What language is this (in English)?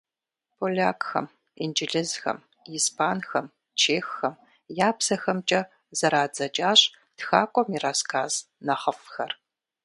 Kabardian